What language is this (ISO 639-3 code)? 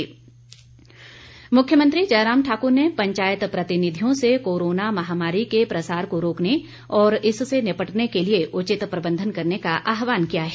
hin